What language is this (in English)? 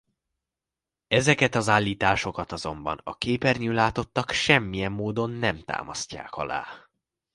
Hungarian